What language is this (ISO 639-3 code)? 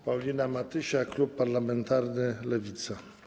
pol